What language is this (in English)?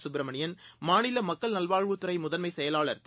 Tamil